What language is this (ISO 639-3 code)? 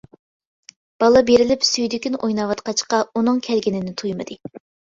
uig